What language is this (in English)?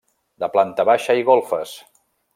Catalan